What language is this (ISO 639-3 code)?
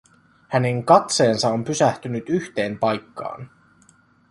fin